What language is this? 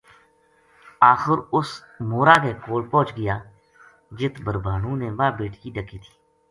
Gujari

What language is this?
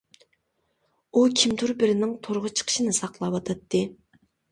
Uyghur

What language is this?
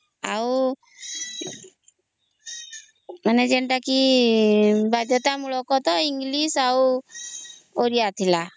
Odia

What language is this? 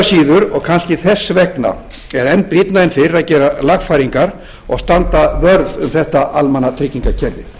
Icelandic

